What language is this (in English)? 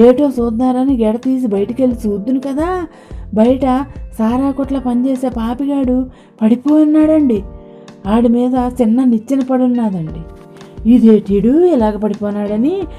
Telugu